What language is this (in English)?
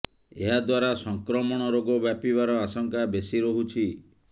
Odia